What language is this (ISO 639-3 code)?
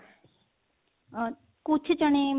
pan